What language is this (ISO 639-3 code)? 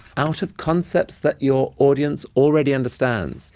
eng